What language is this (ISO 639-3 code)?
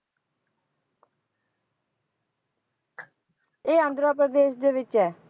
pan